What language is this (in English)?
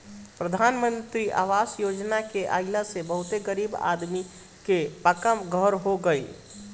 Bhojpuri